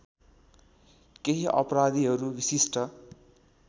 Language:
Nepali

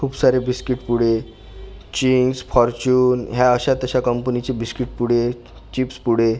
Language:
Marathi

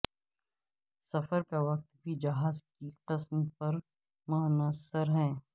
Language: Urdu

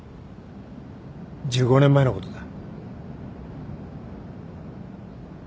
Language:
Japanese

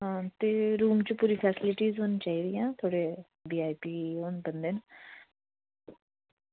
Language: Dogri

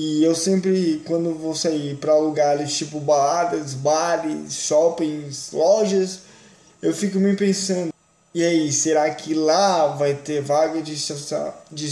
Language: Portuguese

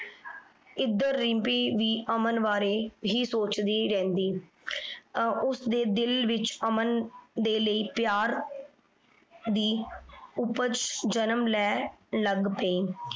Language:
Punjabi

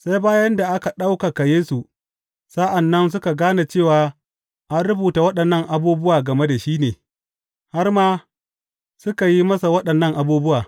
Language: Hausa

